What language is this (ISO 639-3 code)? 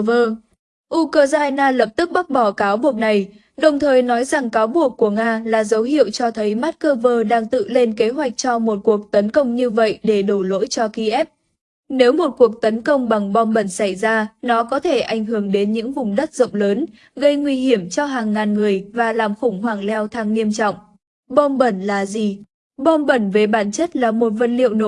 vie